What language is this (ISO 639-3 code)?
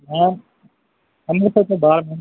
pan